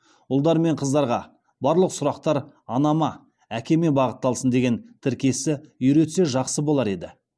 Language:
Kazakh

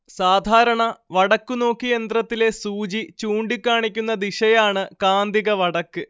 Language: Malayalam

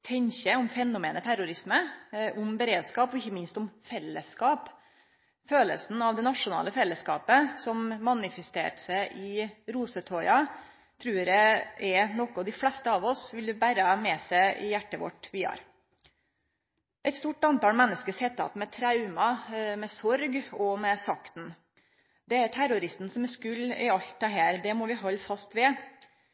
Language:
Norwegian Nynorsk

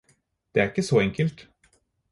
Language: Norwegian Bokmål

